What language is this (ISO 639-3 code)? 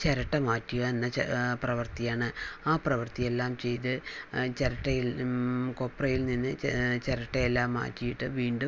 mal